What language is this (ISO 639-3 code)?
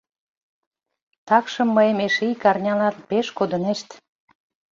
chm